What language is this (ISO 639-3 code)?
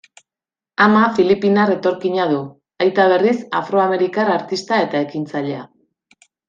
eus